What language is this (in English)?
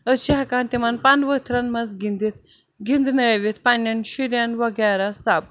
Kashmiri